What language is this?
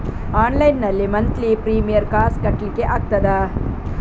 Kannada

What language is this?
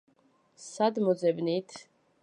Georgian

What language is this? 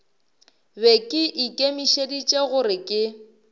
Northern Sotho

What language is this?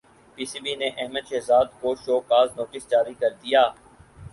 Urdu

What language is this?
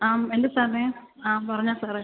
Malayalam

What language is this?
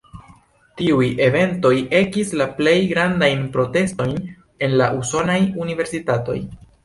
Esperanto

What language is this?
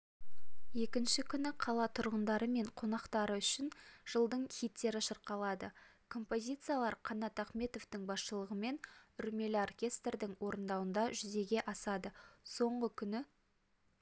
Kazakh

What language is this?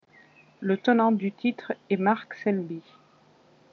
French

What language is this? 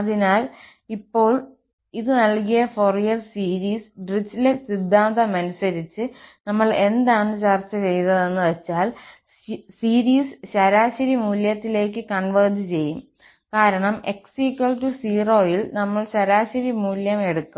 Malayalam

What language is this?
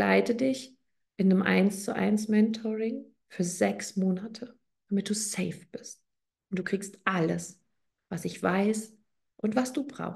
German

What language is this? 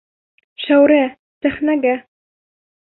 Bashkir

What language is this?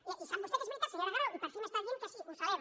Catalan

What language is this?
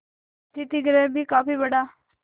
Hindi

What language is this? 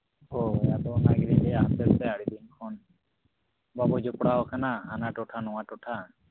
Santali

